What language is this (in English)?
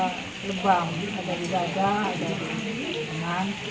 Indonesian